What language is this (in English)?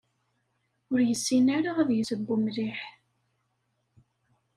Kabyle